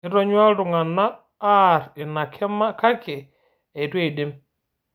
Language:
Masai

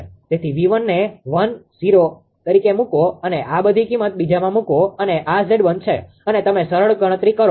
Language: Gujarati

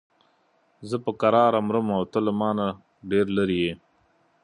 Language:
Pashto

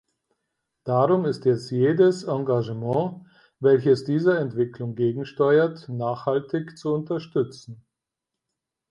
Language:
German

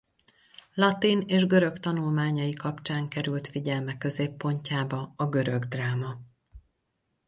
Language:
Hungarian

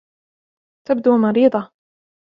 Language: Arabic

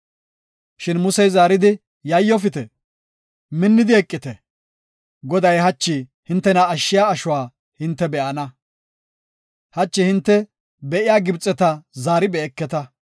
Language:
Gofa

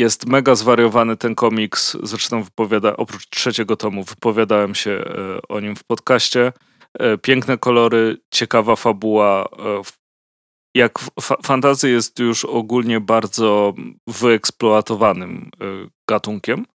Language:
Polish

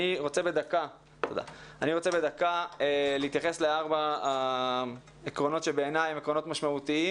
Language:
Hebrew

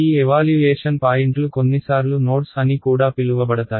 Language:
Telugu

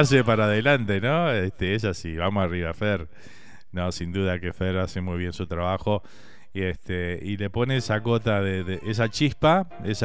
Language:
Spanish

